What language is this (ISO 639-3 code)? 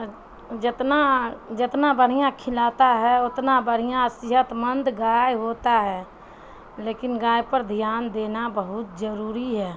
urd